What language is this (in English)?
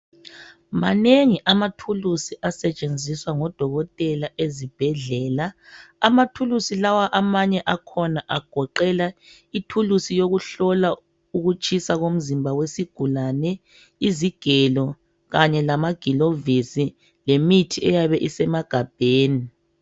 North Ndebele